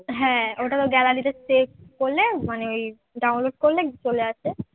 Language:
Bangla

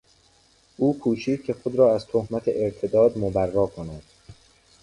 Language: Persian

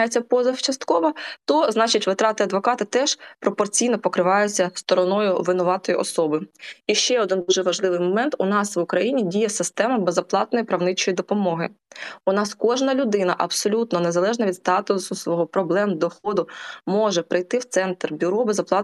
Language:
Ukrainian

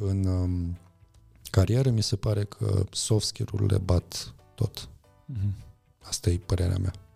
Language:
Romanian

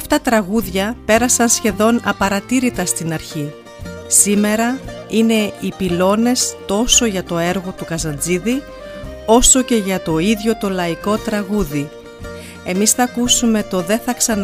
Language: Greek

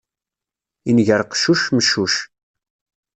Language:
Kabyle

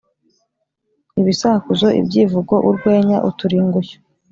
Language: Kinyarwanda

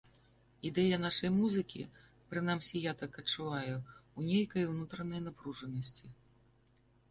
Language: Belarusian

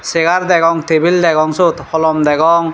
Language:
Chakma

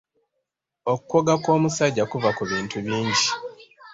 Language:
Ganda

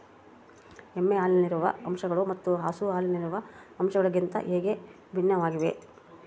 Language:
Kannada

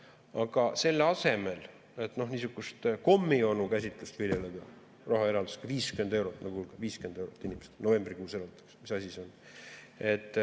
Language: Estonian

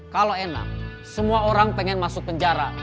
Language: Indonesian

